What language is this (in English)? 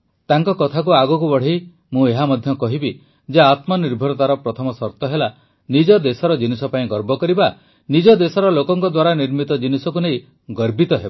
Odia